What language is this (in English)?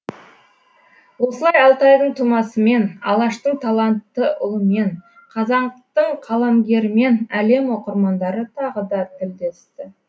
Kazakh